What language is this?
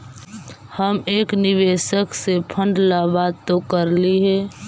Magahi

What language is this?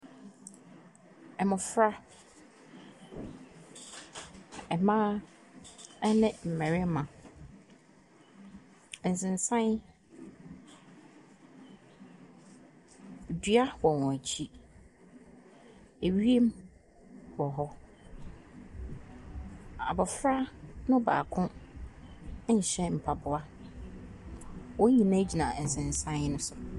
Akan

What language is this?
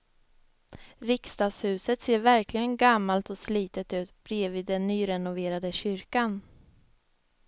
Swedish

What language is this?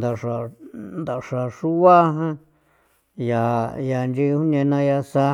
San Felipe Otlaltepec Popoloca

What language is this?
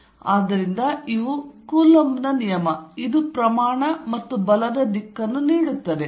Kannada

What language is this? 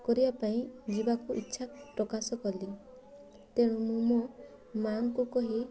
Odia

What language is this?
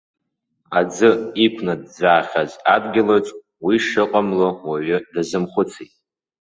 Abkhazian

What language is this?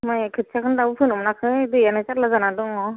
Bodo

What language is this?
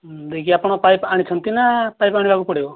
Odia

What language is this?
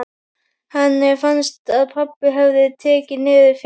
Icelandic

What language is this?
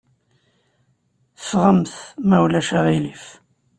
Kabyle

